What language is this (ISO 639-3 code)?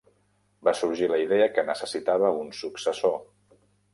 cat